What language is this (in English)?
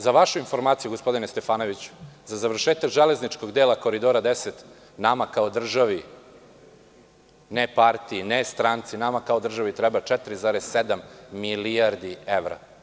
Serbian